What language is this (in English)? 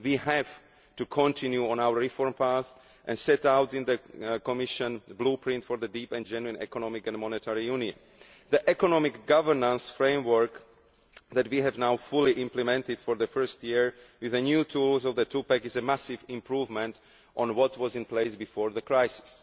English